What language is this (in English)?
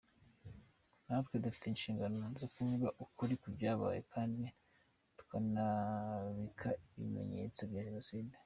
Kinyarwanda